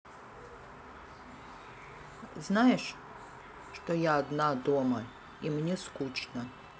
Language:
Russian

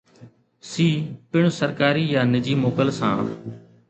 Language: Sindhi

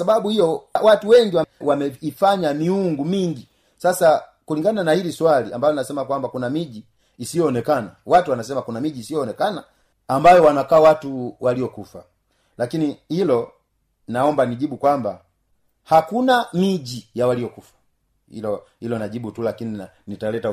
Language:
Swahili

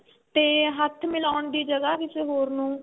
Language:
Punjabi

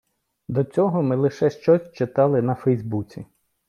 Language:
Ukrainian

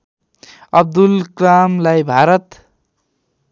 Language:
Nepali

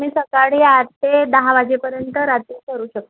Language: Marathi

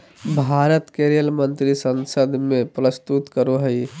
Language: Magahi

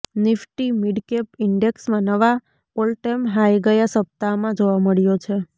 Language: Gujarati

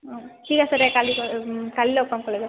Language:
Assamese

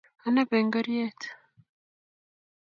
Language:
Kalenjin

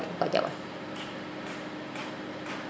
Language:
Serer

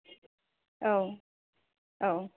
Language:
Bodo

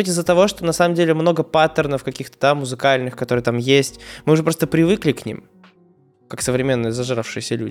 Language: Russian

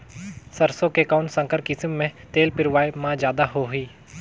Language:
Chhattisgarhi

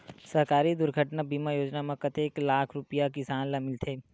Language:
Chhattisgarhi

